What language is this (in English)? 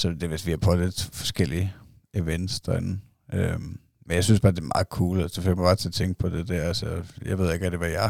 Danish